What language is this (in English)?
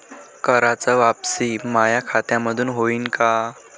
Marathi